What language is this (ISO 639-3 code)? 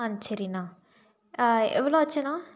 tam